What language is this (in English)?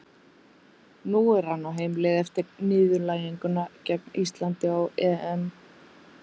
Icelandic